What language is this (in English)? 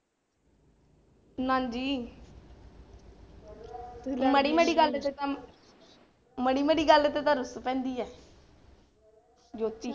Punjabi